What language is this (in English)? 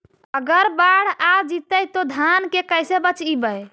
Magahi